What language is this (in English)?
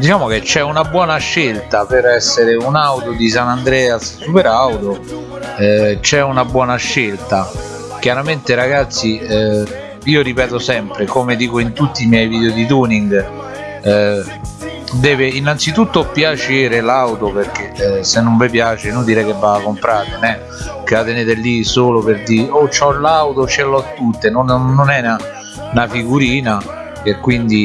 Italian